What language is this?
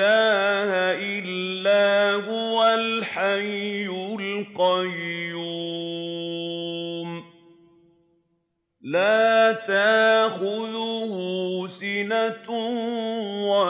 Arabic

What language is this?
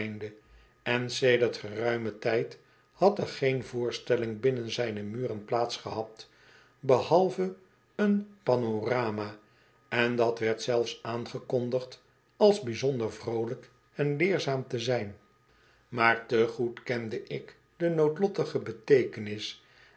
Dutch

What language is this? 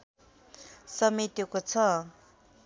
Nepali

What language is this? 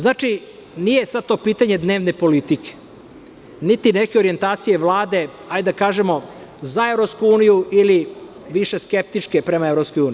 Serbian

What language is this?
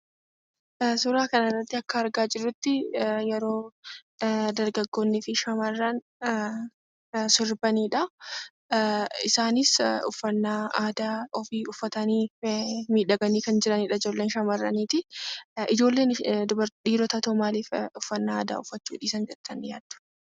Oromo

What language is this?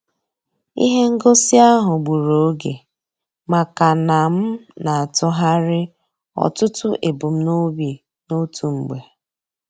Igbo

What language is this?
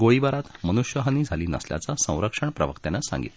Marathi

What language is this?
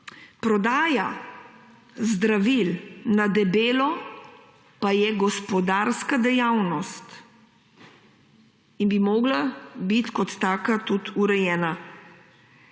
Slovenian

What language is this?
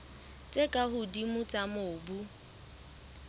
Southern Sotho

